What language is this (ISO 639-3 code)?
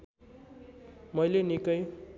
nep